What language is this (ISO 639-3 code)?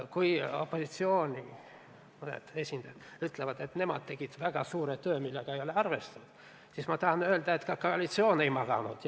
est